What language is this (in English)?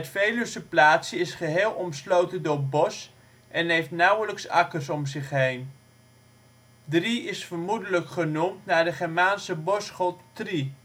Dutch